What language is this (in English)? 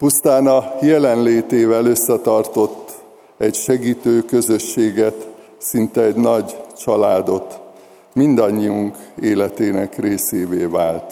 Hungarian